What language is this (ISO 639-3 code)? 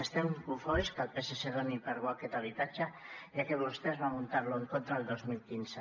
cat